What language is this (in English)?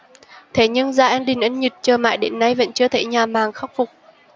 Vietnamese